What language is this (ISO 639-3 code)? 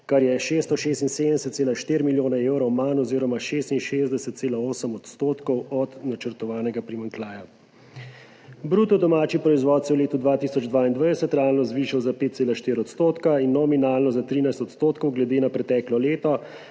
slv